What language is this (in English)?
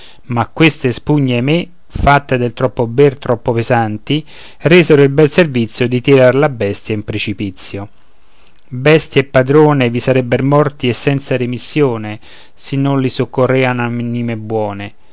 Italian